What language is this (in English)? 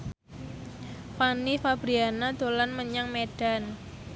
Javanese